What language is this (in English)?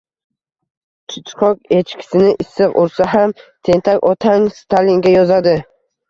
Uzbek